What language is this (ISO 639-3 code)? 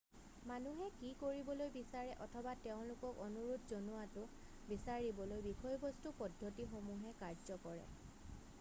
asm